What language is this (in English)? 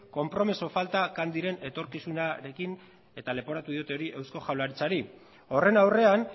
Basque